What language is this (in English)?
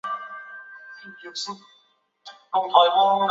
Chinese